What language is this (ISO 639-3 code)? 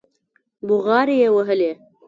pus